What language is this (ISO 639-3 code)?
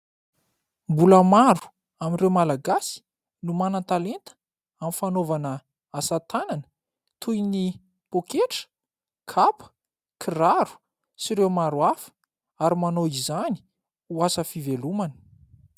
mlg